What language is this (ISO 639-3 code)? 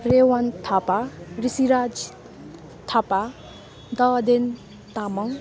nep